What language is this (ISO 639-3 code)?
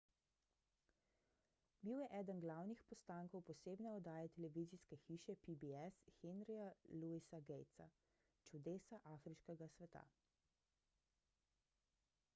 slv